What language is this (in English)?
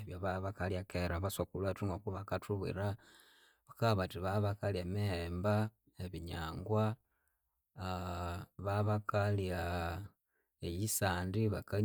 Konzo